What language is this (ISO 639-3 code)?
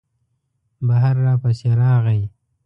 pus